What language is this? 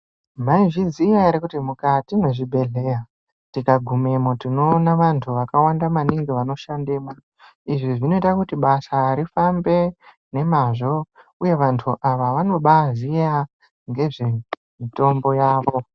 Ndau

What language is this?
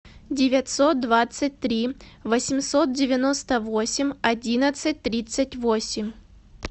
Russian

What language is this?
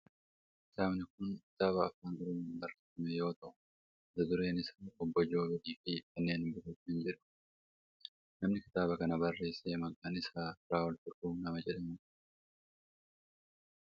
Oromo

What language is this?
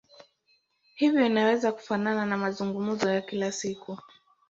Swahili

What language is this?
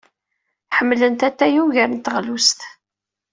Kabyle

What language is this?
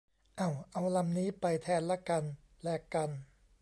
Thai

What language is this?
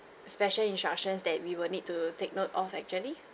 English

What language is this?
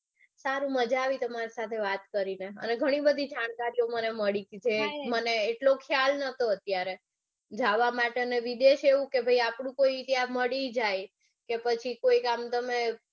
Gujarati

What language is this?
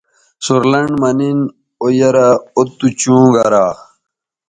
Bateri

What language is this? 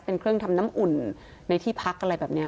Thai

